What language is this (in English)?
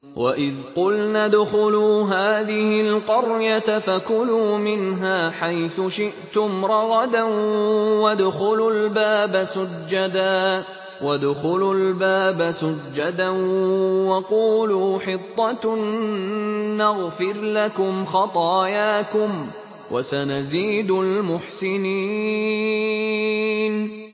Arabic